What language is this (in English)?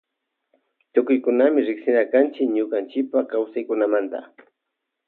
Loja Highland Quichua